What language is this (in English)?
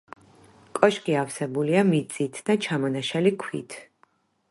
Georgian